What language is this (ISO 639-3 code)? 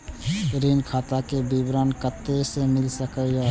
mai